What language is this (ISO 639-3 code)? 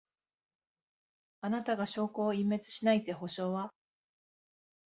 jpn